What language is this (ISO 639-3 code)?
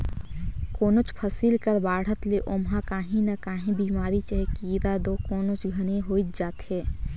hne